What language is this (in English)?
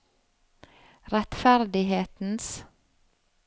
Norwegian